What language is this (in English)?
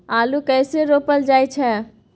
Maithili